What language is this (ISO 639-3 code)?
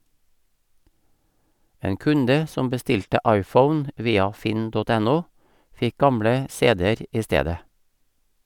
nor